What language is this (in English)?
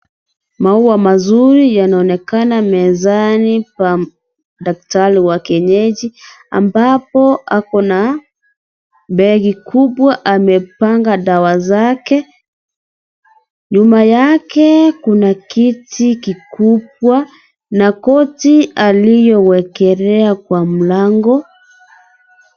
Swahili